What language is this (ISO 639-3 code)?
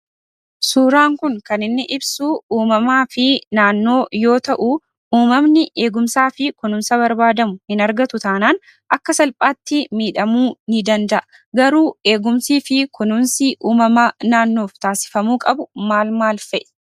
orm